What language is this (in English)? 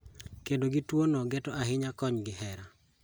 Luo (Kenya and Tanzania)